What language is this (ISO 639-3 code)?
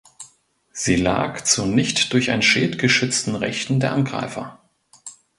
deu